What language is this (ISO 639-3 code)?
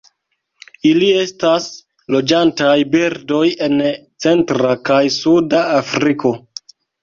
epo